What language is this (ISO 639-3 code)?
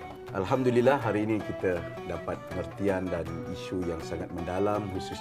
msa